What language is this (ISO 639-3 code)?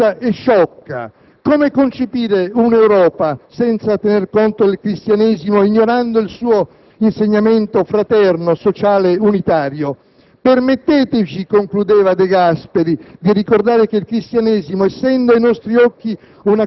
ita